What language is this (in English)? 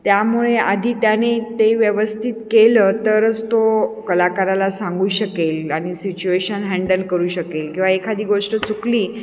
Marathi